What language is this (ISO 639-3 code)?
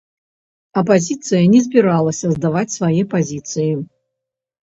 bel